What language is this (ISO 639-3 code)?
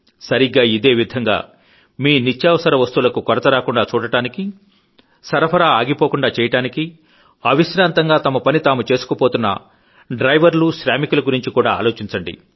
tel